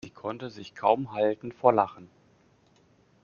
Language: German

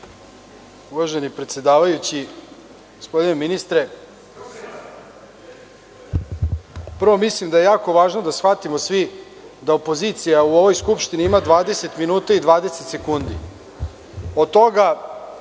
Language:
Serbian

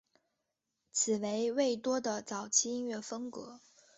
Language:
Chinese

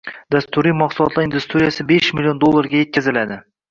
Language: Uzbek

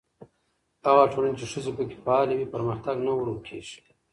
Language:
Pashto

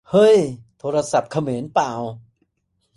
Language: Thai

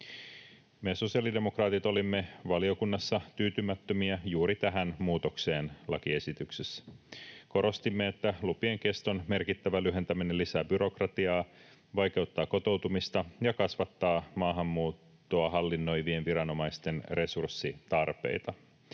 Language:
Finnish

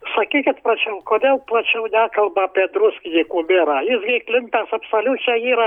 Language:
Lithuanian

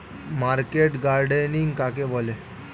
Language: Bangla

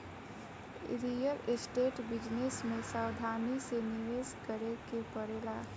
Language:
Bhojpuri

